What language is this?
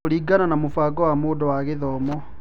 Kikuyu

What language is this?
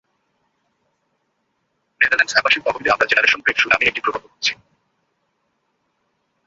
Bangla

